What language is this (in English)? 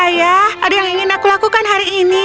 Indonesian